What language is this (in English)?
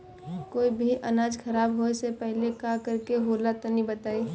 Bhojpuri